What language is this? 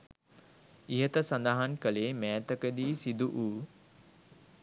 Sinhala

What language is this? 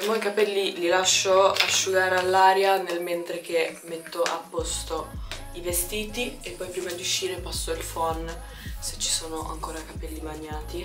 Italian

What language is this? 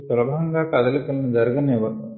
Telugu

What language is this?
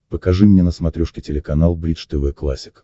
Russian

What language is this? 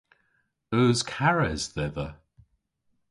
Cornish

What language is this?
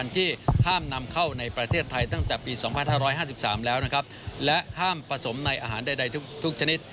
Thai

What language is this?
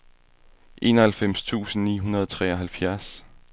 Danish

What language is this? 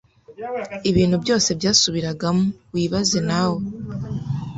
Kinyarwanda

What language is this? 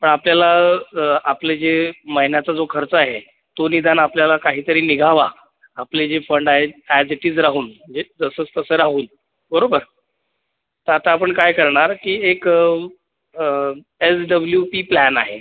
Marathi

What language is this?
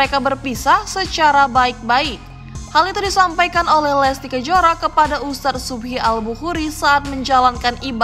Indonesian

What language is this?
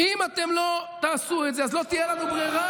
Hebrew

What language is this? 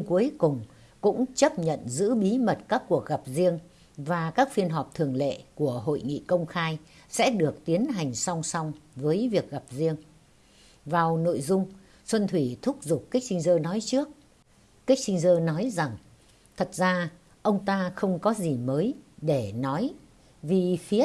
Vietnamese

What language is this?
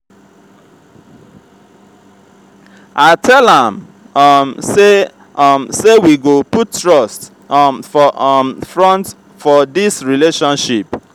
Nigerian Pidgin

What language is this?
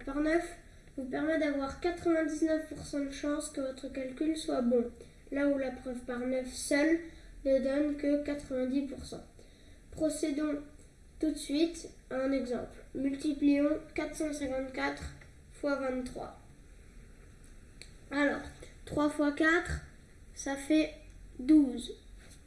French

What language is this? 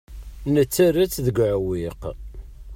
Kabyle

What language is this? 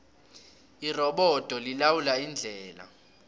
South Ndebele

